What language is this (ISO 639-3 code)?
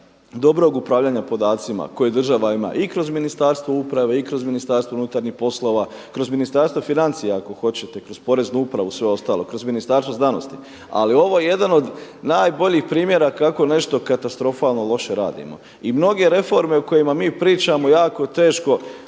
hrv